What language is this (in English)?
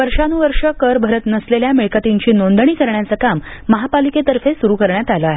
Marathi